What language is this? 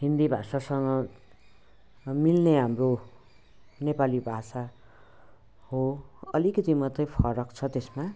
Nepali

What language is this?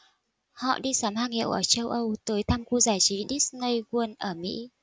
Vietnamese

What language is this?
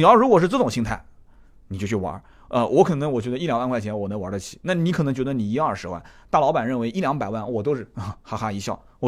Chinese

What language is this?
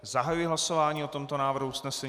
Czech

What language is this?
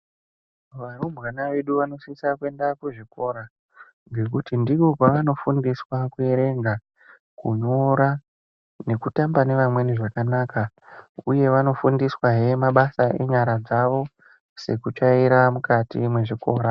Ndau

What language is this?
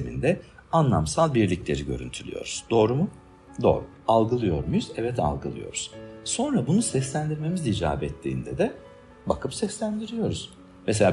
Turkish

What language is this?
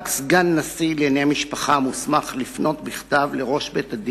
Hebrew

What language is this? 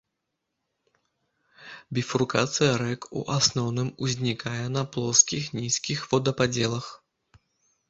Belarusian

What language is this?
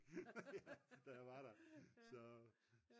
Danish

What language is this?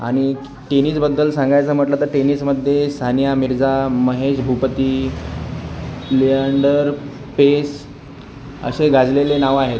Marathi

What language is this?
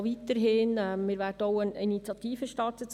Swiss German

